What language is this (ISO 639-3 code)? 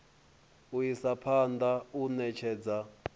ven